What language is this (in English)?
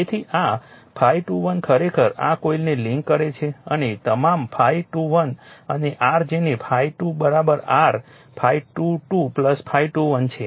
Gujarati